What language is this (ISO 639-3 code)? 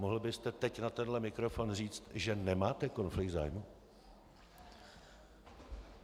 ces